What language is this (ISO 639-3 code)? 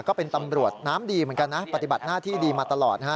tha